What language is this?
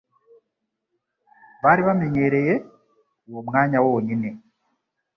Kinyarwanda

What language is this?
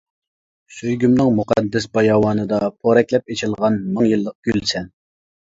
Uyghur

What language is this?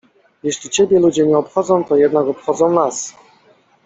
Polish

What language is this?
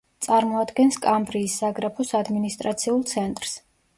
Georgian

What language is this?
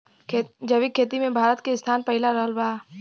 Bhojpuri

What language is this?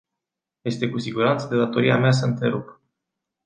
Romanian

